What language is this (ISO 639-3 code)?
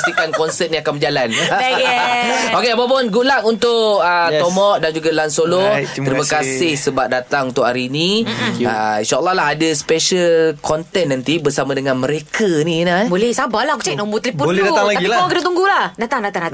msa